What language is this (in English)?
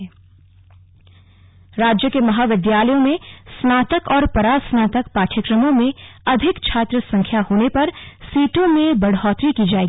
Hindi